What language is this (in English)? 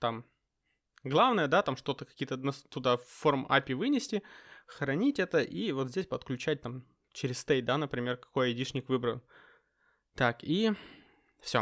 Russian